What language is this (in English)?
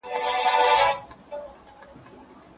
Pashto